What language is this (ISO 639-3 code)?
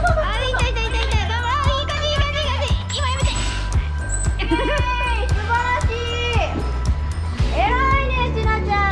jpn